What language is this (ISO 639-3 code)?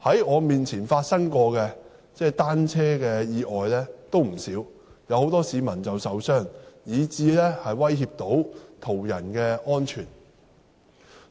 yue